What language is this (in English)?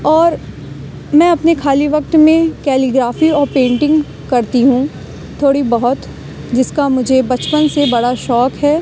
Urdu